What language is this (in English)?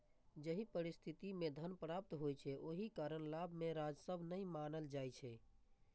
Maithili